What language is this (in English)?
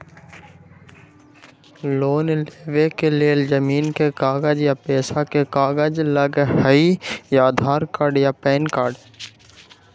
Magahi